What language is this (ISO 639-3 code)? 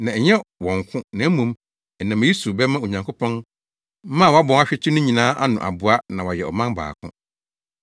aka